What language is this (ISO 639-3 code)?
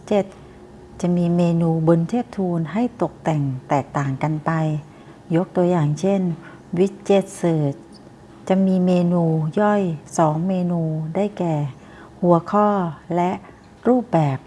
tha